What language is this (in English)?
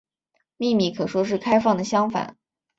Chinese